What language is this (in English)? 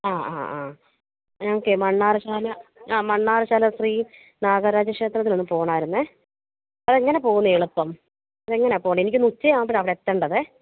Malayalam